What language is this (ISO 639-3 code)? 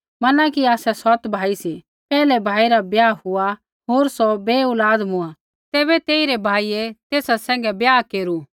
kfx